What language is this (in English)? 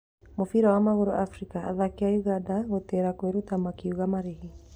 Kikuyu